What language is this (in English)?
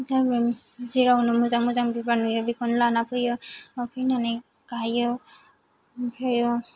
Bodo